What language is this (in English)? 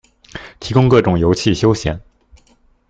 Chinese